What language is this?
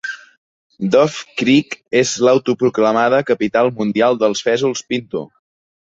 Catalan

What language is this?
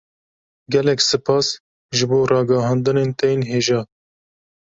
Kurdish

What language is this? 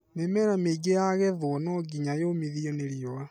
Kikuyu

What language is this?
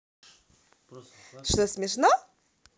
Russian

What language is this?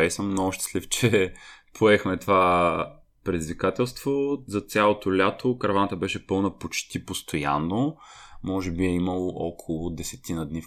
Bulgarian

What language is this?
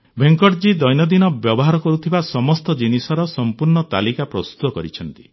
Odia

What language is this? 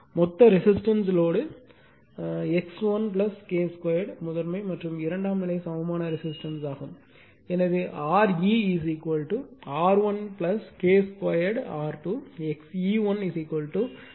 Tamil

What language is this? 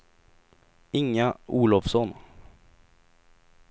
Swedish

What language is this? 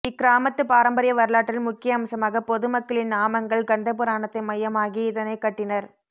Tamil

